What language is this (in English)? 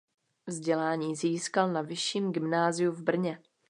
Czech